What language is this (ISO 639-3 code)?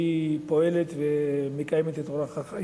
heb